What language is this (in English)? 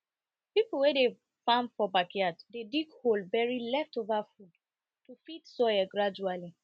Nigerian Pidgin